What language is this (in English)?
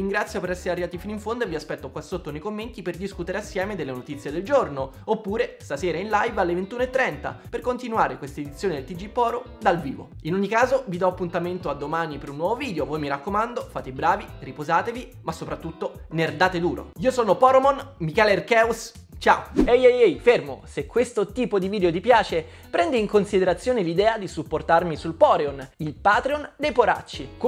Italian